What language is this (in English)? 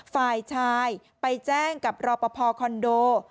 Thai